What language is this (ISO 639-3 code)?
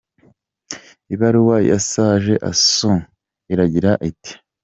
kin